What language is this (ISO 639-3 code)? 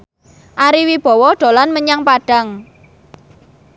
jav